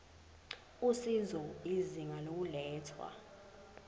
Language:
Zulu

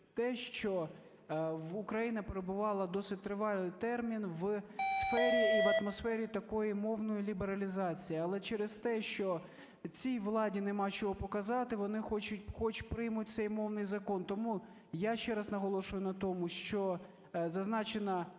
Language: Ukrainian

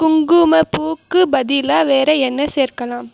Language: Tamil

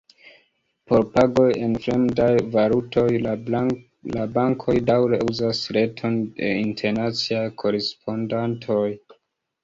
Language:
Esperanto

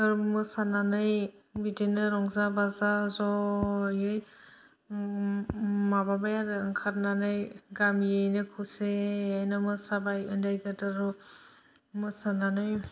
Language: Bodo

